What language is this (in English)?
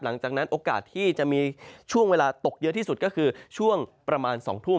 Thai